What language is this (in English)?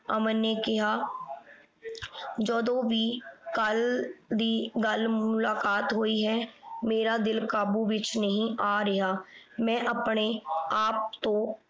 Punjabi